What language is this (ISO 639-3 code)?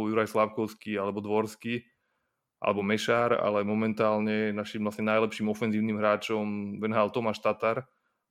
slk